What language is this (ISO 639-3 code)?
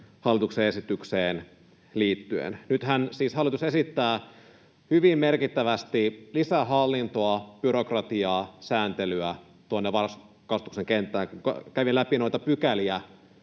fin